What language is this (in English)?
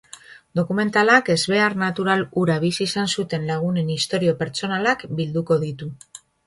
Basque